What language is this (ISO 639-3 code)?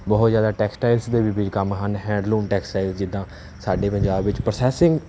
pan